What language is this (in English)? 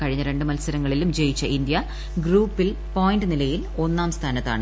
Malayalam